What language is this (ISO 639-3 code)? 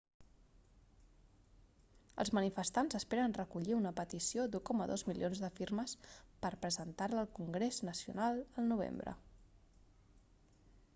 cat